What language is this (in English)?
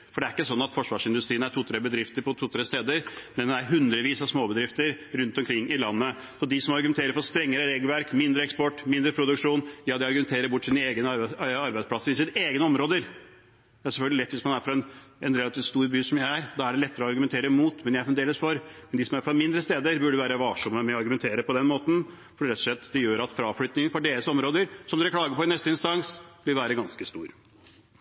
Norwegian Bokmål